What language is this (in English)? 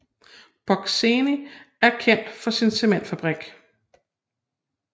Danish